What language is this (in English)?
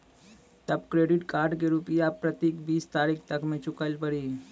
Maithili